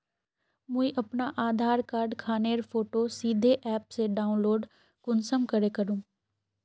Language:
Magahi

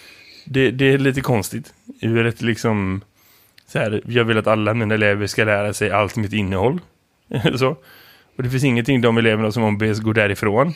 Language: Swedish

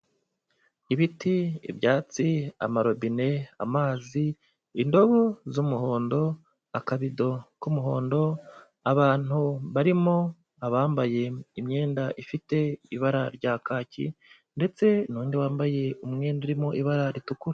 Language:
Kinyarwanda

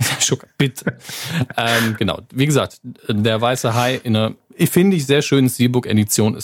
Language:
German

